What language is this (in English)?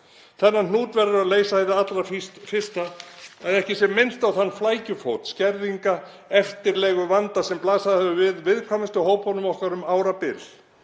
Icelandic